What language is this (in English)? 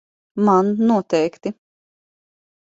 Latvian